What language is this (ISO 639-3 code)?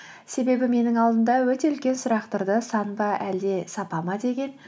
kaz